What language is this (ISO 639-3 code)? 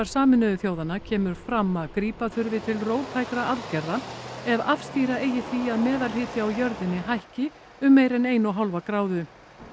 isl